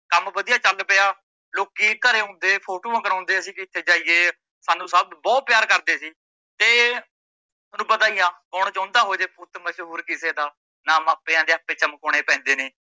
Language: Punjabi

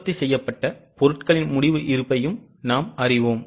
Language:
Tamil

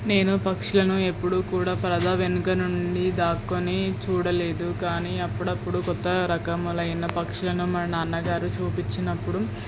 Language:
Telugu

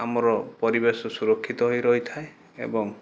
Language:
Odia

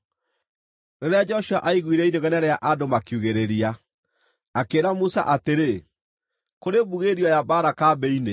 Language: Kikuyu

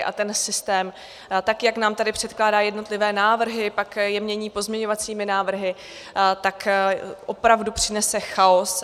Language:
Czech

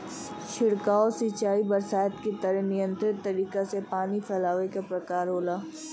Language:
Bhojpuri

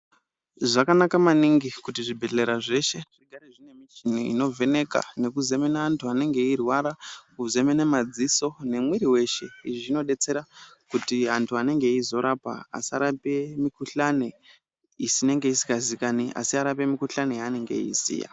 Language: Ndau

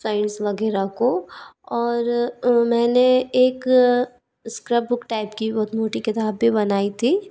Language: Hindi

